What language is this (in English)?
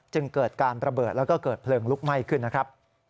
Thai